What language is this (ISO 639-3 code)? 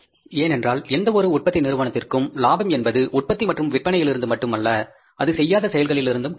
tam